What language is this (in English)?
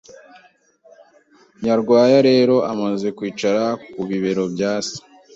Kinyarwanda